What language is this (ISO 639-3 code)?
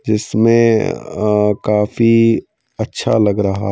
hin